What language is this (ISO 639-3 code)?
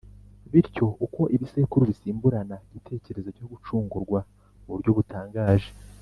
kin